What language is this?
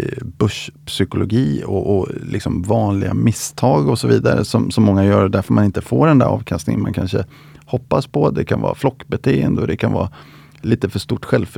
Swedish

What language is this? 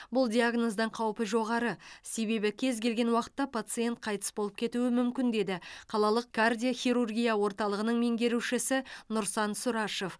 Kazakh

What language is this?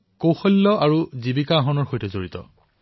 Assamese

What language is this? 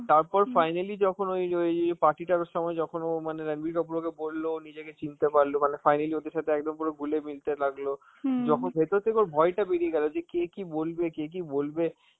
Bangla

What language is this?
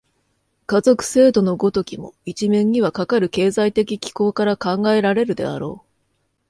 Japanese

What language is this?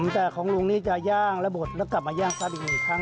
Thai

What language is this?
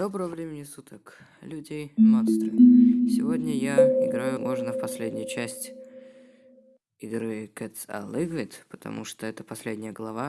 Russian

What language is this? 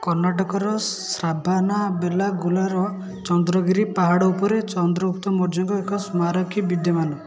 Odia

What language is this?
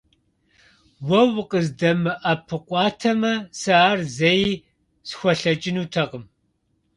Kabardian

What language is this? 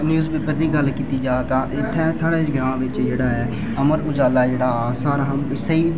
Dogri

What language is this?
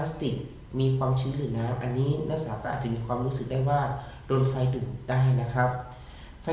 Thai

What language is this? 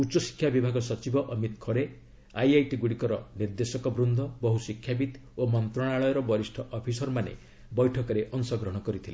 Odia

